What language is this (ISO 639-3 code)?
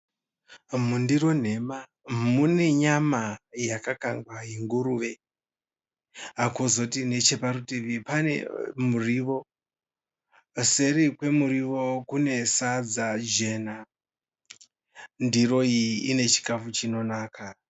sna